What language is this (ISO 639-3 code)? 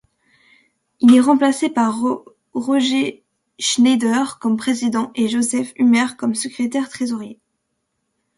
fra